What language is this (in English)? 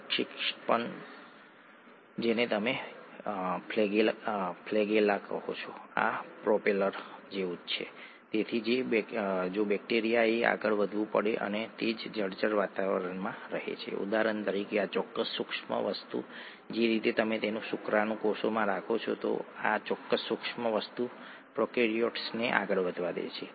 Gujarati